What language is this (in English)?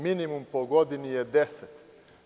Serbian